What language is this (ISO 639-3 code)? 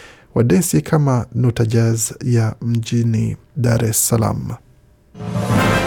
swa